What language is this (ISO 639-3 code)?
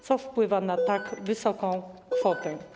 pol